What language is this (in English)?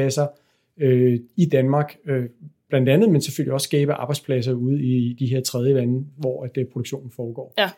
Danish